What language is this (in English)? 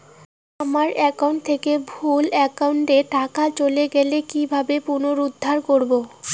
Bangla